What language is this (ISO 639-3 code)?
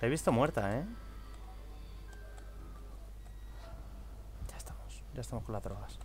spa